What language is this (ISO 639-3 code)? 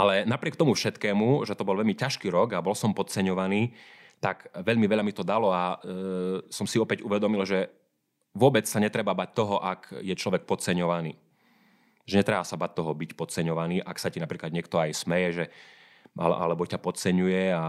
slk